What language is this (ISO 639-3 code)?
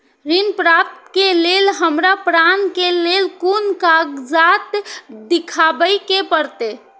mai